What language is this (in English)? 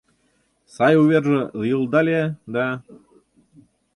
Mari